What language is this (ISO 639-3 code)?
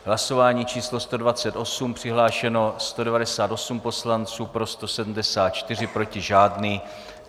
ces